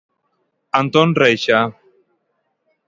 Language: Galician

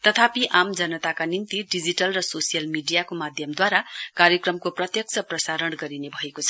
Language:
Nepali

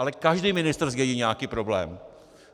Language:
Czech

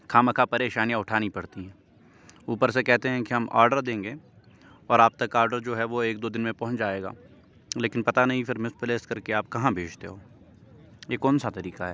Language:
Urdu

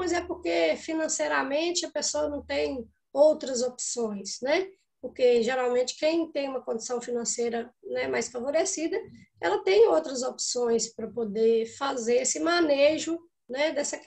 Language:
Portuguese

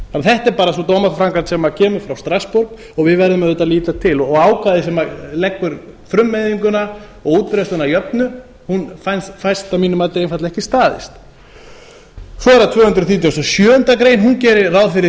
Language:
Icelandic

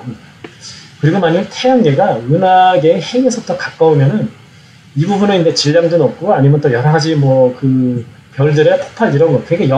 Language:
Korean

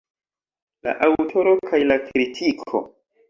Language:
Esperanto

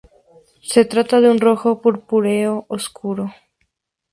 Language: Spanish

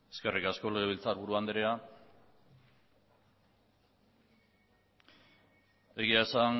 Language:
Basque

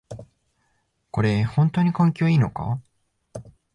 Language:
Japanese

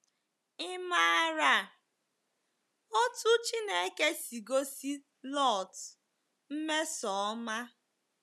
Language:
Igbo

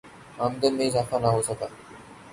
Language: Urdu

